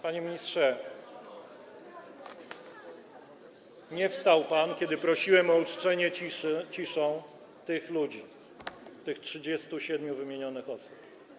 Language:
Polish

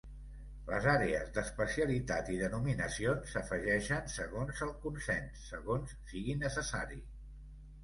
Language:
Catalan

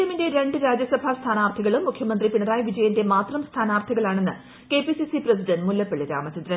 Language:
Malayalam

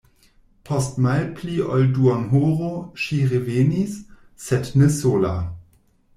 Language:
Esperanto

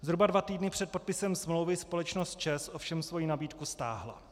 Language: Czech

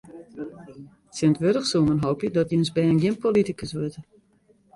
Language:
Western Frisian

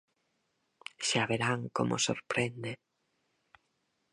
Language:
Galician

